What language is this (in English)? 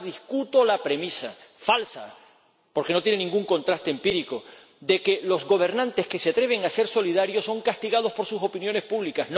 Spanish